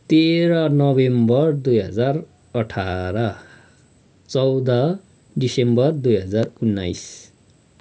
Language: Nepali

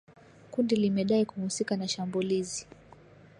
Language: Swahili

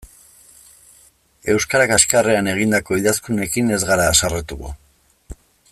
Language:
Basque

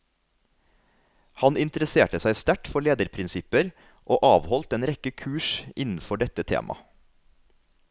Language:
Norwegian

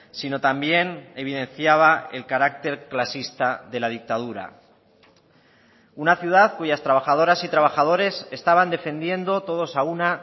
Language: Spanish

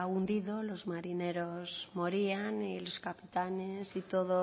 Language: Spanish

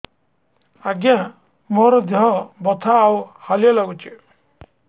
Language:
Odia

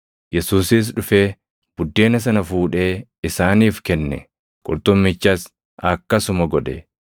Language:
Oromo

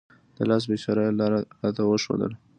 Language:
Pashto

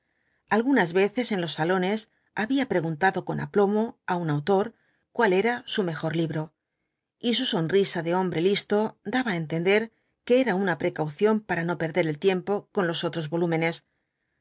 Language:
Spanish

